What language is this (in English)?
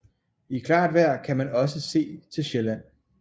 Danish